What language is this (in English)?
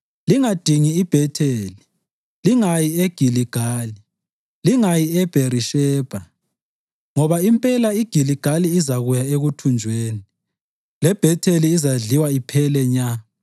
North Ndebele